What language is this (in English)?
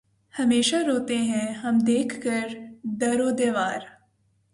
Urdu